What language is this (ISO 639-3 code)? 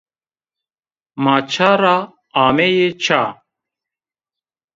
zza